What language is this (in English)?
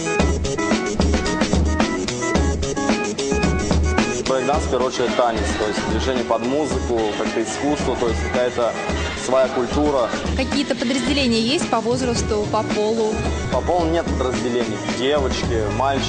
Russian